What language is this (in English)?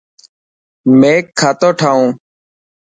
Dhatki